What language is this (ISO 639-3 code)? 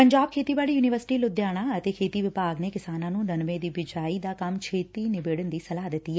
pan